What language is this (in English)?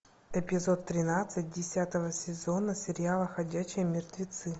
Russian